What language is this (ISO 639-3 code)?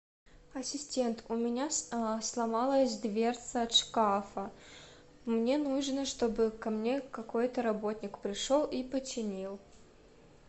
rus